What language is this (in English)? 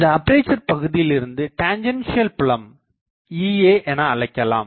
Tamil